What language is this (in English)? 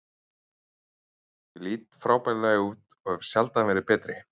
Icelandic